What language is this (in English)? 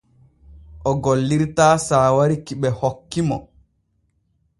Borgu Fulfulde